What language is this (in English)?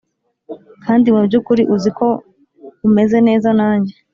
Kinyarwanda